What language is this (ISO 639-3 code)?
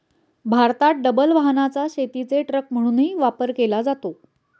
mar